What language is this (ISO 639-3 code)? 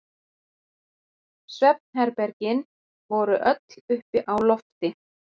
isl